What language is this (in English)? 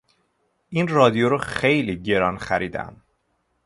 Persian